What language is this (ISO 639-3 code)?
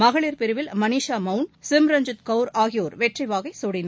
tam